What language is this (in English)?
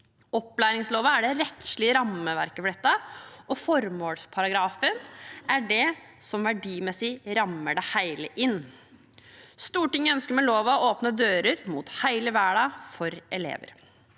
Norwegian